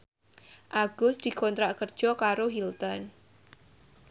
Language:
Javanese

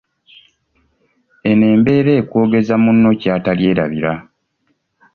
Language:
Ganda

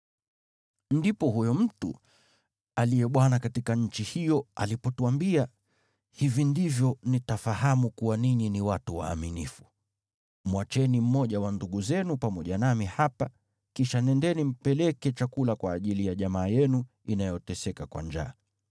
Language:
Swahili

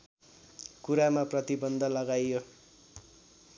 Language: Nepali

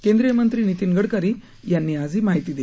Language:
Marathi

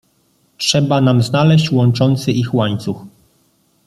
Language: Polish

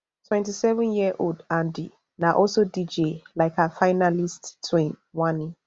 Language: Nigerian Pidgin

